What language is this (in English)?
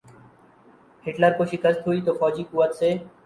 Urdu